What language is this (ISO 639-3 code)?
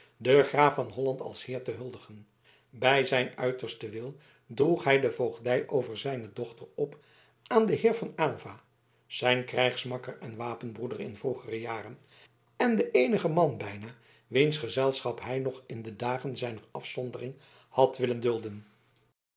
nld